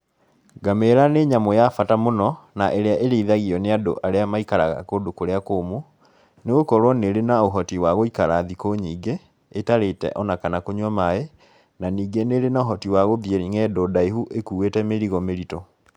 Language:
Kikuyu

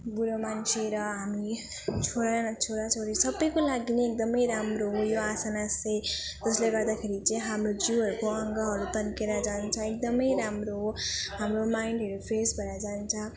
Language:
Nepali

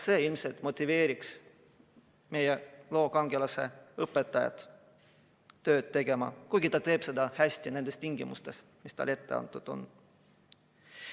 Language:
Estonian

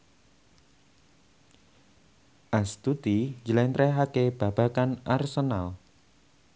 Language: Javanese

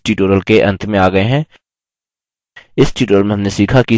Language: Hindi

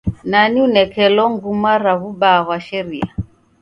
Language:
Taita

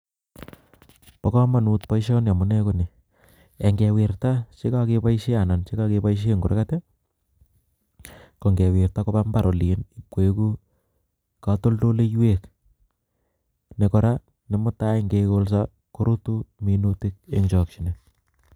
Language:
Kalenjin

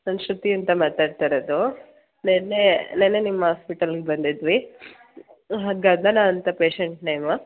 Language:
Kannada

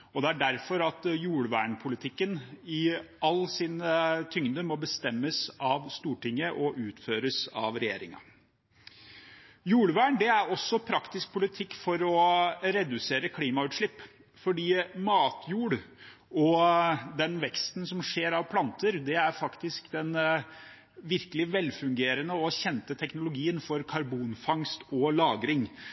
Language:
Norwegian Bokmål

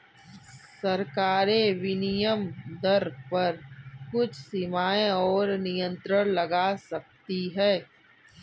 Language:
Hindi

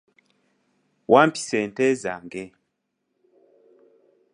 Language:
Ganda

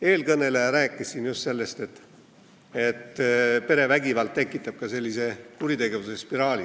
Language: Estonian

